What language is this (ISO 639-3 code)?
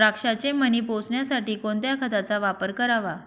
mar